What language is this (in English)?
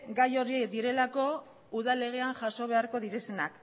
Basque